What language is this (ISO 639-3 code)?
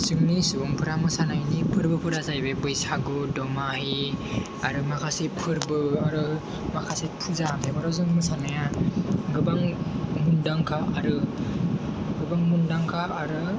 brx